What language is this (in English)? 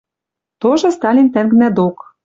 Western Mari